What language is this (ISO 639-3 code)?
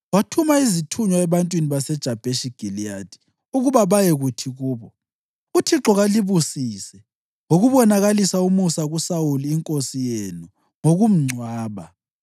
nde